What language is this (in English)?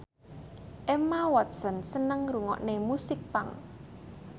Javanese